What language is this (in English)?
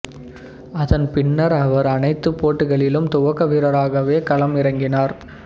Tamil